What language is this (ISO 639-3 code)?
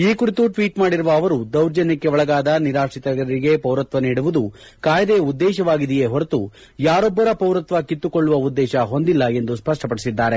kan